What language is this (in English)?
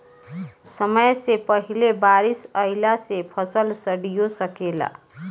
Bhojpuri